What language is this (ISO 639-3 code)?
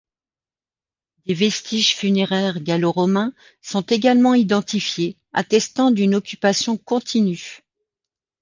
fra